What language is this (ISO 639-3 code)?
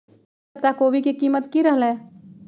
mag